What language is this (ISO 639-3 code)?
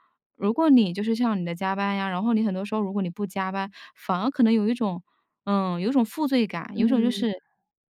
zho